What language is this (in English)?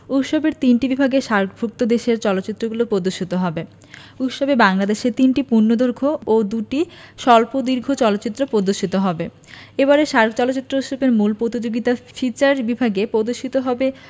Bangla